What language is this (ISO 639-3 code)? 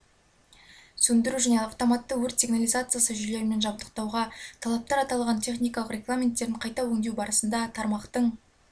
kaz